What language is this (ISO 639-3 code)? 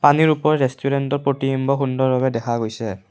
asm